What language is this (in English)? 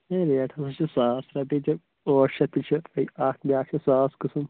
Kashmiri